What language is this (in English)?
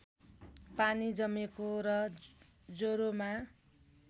Nepali